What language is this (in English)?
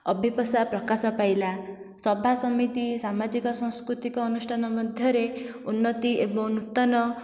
Odia